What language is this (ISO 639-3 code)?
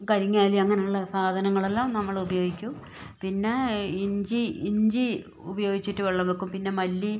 mal